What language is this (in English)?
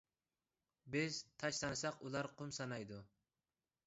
Uyghur